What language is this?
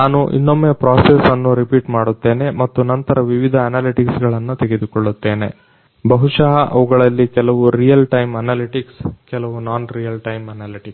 Kannada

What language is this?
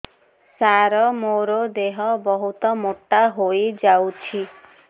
Odia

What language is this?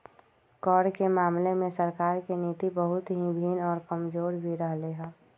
Magahi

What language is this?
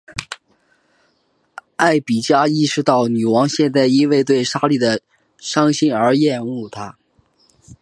Chinese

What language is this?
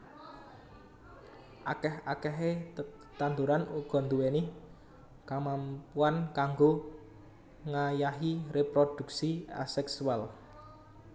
Javanese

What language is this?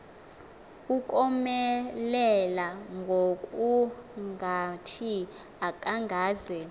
Xhosa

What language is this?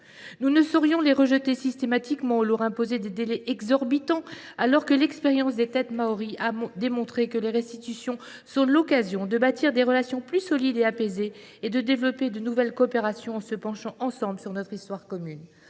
French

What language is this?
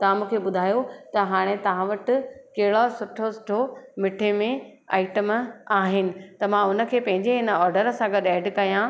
Sindhi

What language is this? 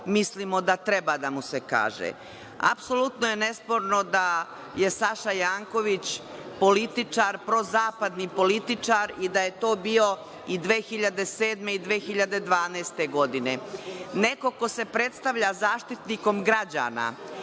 Serbian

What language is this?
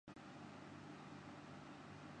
Urdu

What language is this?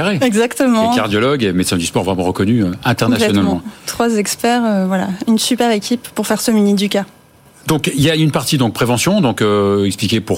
French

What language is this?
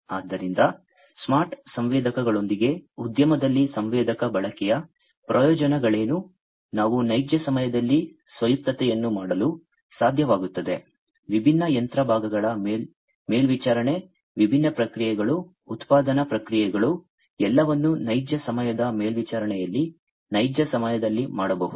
Kannada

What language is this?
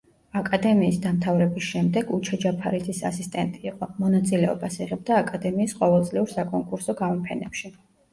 Georgian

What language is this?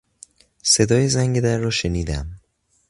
Persian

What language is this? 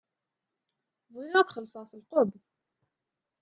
Kabyle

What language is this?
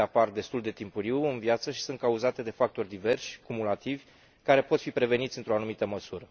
Romanian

